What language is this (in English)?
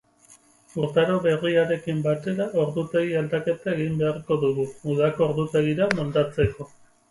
Basque